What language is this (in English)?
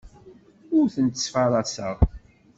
Kabyle